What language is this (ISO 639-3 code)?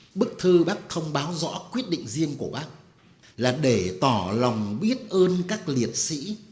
vie